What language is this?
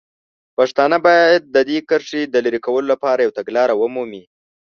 Pashto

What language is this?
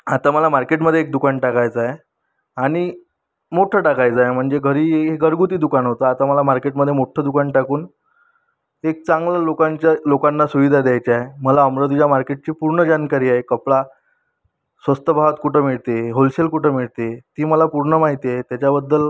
Marathi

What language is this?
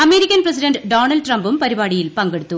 Malayalam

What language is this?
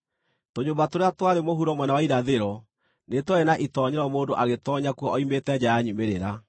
Kikuyu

